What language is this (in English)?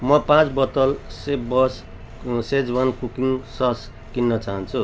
Nepali